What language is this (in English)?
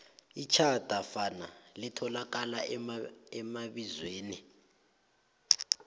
South Ndebele